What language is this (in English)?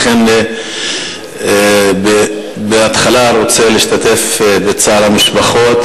Hebrew